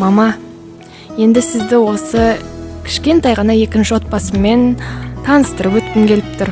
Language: Kazakh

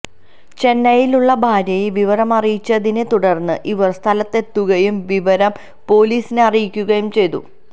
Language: Malayalam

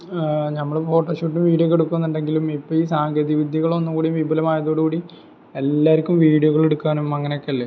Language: Malayalam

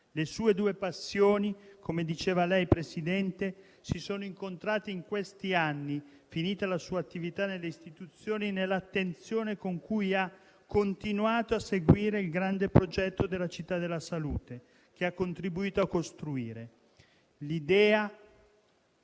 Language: Italian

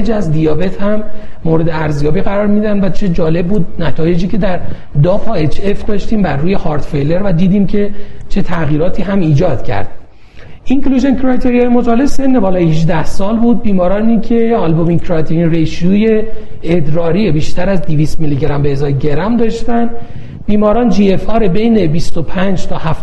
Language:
Persian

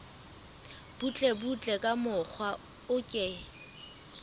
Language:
Southern Sotho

